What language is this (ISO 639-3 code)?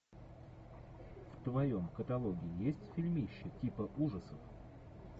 rus